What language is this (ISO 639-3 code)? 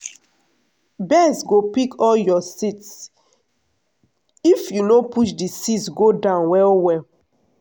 pcm